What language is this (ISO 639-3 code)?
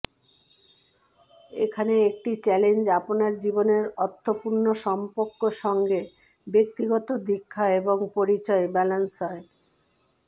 ben